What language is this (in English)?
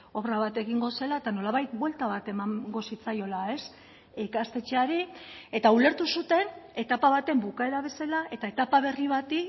Basque